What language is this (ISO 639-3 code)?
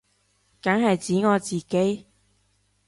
yue